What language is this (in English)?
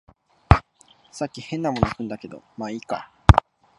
Japanese